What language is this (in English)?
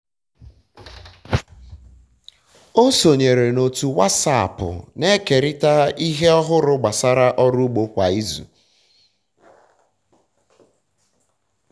Igbo